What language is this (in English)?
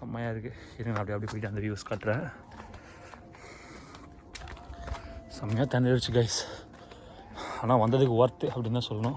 Tamil